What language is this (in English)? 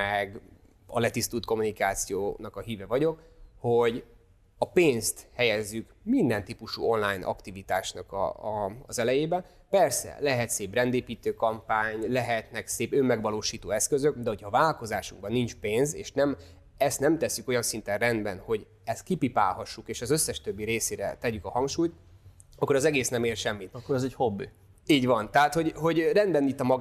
Hungarian